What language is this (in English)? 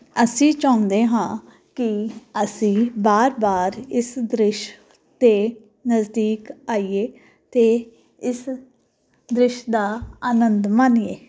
Punjabi